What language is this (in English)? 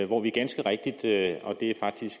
Danish